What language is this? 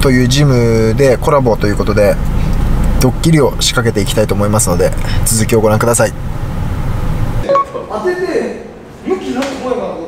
Japanese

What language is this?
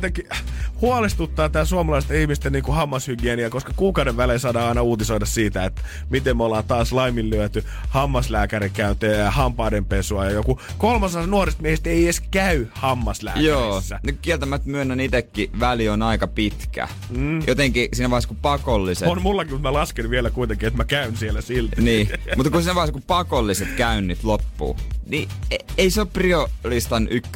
Finnish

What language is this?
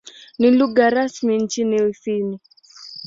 Swahili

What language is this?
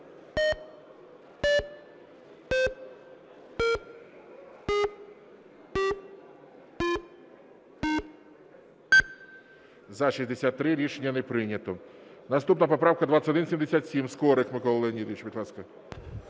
Ukrainian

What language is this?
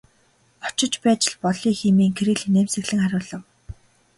Mongolian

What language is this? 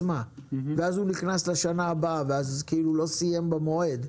Hebrew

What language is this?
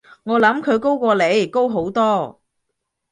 Cantonese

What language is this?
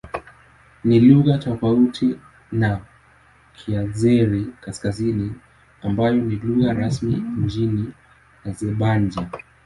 Swahili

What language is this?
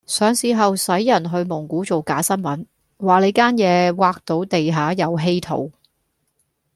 Cantonese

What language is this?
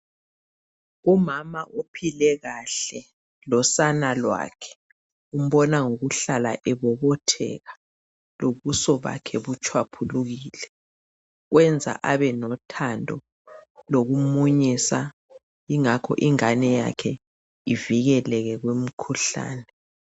North Ndebele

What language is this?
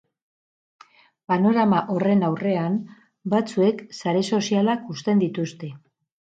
Basque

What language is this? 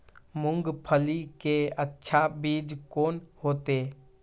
Maithili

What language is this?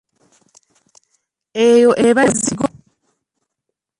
Ganda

